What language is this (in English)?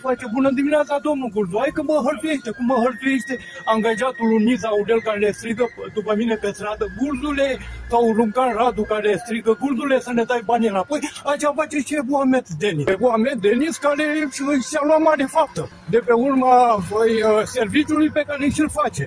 Romanian